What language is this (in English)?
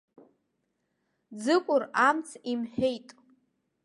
Abkhazian